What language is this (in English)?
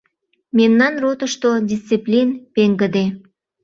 Mari